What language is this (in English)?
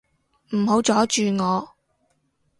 Cantonese